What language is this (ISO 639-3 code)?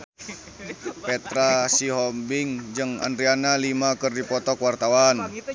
sun